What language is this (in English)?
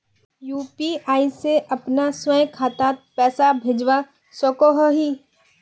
Magahi